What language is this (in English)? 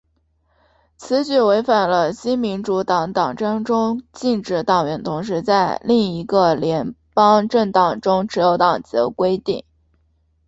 Chinese